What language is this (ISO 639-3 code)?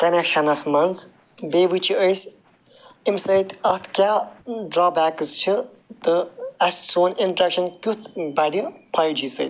kas